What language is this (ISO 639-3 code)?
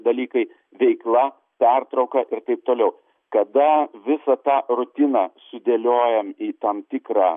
lit